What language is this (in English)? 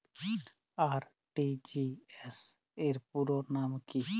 Bangla